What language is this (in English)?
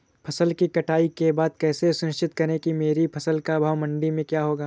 Hindi